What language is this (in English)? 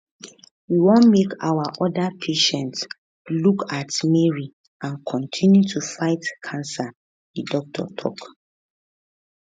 Nigerian Pidgin